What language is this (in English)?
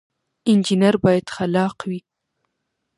Pashto